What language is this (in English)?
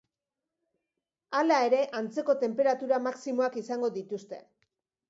Basque